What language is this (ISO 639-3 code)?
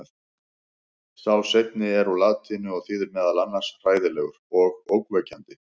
isl